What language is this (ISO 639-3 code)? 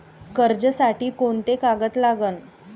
mar